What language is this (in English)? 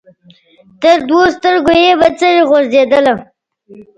Pashto